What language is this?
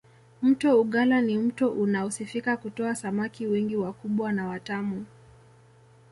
Swahili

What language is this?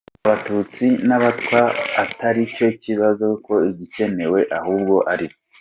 Kinyarwanda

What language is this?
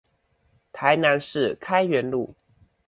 Chinese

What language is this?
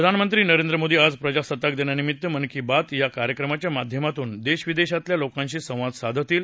Marathi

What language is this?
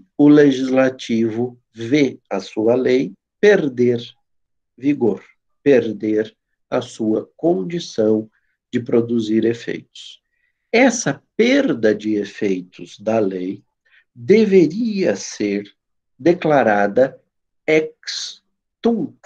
Portuguese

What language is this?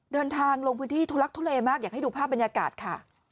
Thai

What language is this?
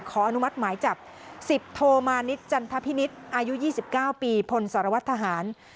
Thai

